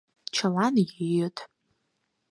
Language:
Mari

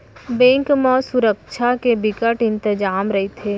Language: Chhattisgarhi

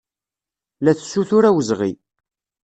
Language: Kabyle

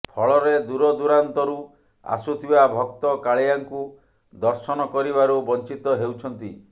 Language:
Odia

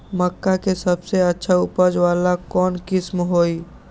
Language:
Magahi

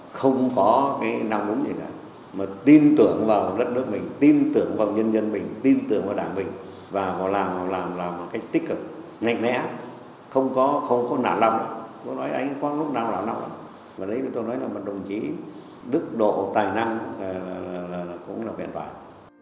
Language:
Vietnamese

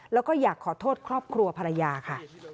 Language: Thai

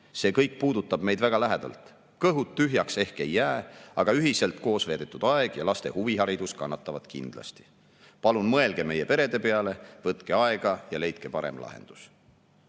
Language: Estonian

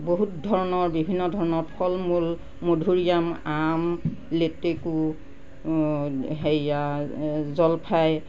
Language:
Assamese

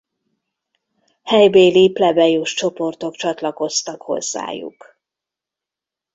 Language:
Hungarian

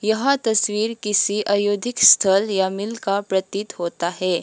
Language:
Hindi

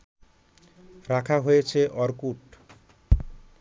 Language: Bangla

